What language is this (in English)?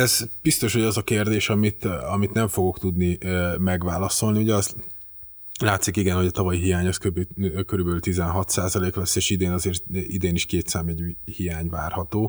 Hungarian